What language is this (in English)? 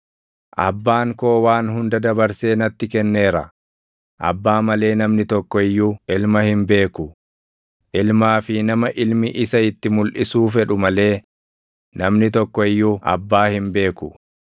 Oromo